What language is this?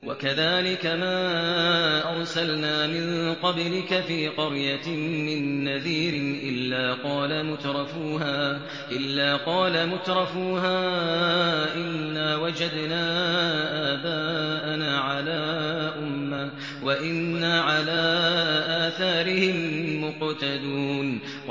Arabic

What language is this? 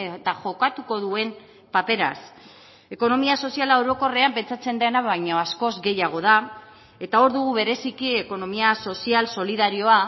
Basque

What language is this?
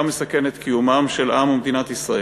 Hebrew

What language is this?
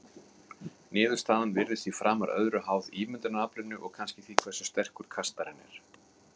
Icelandic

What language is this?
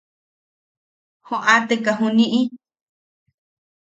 Yaqui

